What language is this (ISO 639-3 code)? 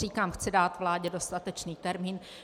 ces